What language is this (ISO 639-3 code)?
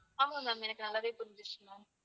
tam